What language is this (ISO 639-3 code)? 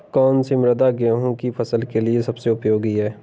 hin